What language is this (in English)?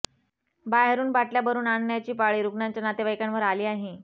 Marathi